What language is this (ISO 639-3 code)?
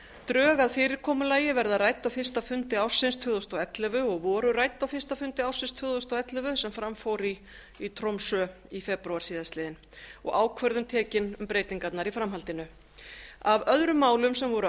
isl